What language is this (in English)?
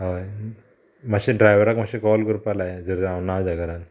Konkani